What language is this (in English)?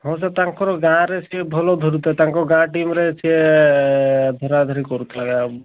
Odia